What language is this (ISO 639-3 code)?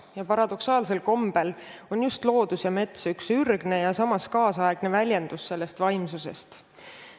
est